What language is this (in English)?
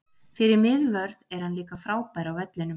Icelandic